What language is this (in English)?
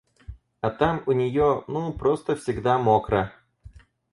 Russian